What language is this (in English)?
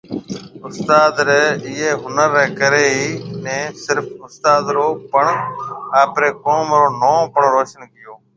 Marwari (Pakistan)